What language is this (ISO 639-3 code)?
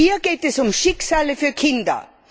deu